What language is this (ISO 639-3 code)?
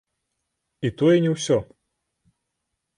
bel